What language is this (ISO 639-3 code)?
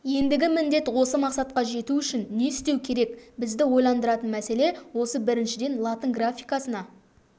kaz